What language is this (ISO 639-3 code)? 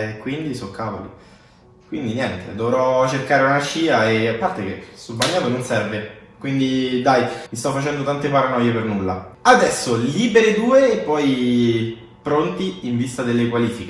ita